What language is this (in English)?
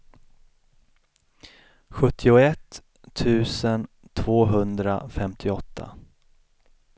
Swedish